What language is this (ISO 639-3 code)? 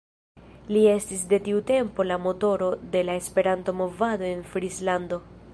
epo